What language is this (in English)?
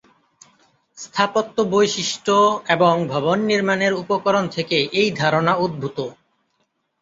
Bangla